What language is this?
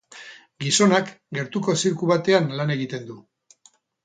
Basque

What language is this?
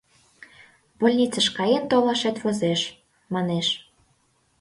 Mari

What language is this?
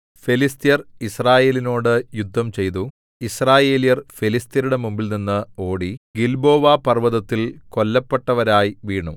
Malayalam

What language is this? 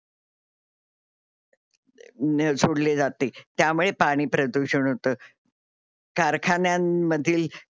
Marathi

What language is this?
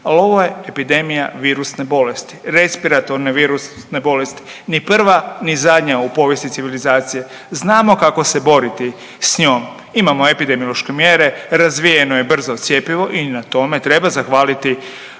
Croatian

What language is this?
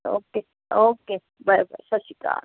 Punjabi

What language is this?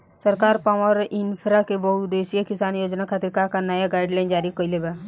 Bhojpuri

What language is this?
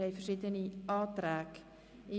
Swiss German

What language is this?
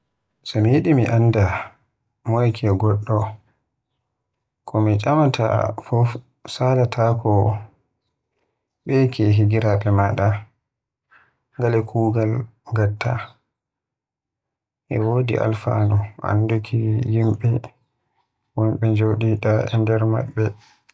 Western Niger Fulfulde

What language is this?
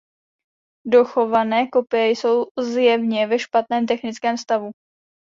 Czech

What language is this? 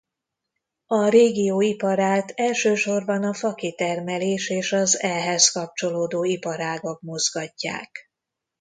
Hungarian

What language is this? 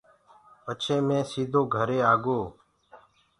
Gurgula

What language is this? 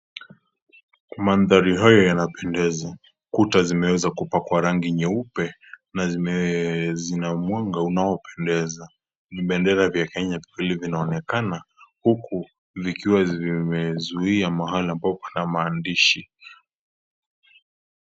Swahili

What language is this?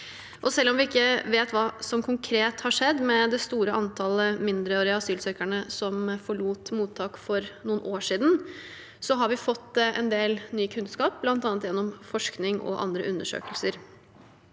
Norwegian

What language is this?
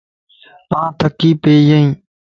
Lasi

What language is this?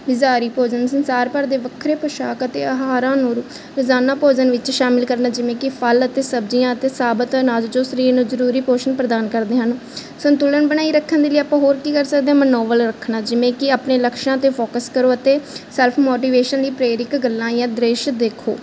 Punjabi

